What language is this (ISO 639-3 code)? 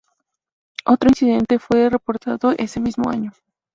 spa